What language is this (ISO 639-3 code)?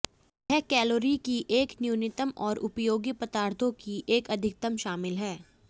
hin